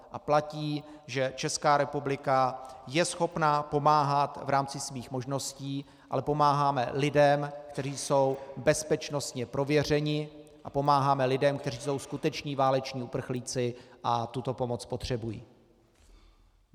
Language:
Czech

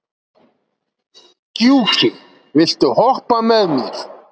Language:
Icelandic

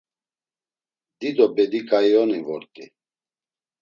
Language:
Laz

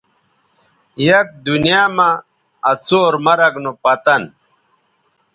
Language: Bateri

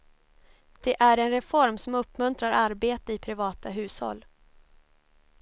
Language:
Swedish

